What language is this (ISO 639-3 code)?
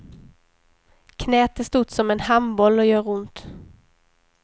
swe